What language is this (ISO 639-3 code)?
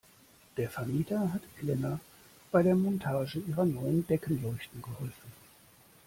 deu